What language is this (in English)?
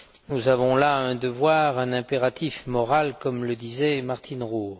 French